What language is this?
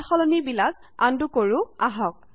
Assamese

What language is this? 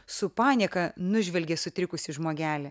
Lithuanian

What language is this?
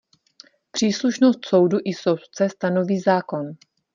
Czech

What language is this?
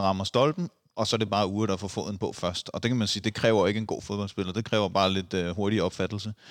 Danish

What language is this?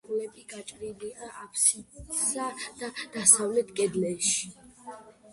Georgian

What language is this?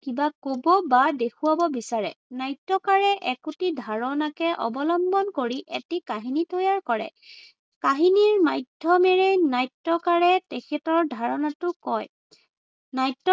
Assamese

